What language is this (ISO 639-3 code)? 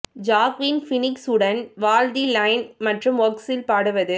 tam